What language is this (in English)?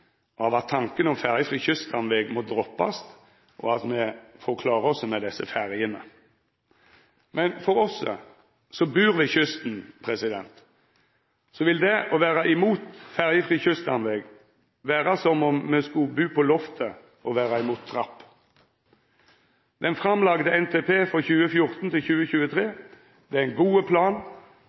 Norwegian Nynorsk